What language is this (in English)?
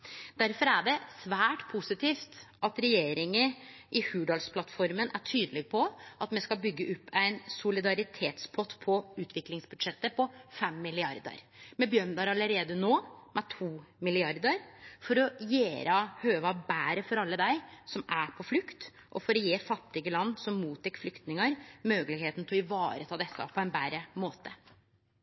Norwegian Nynorsk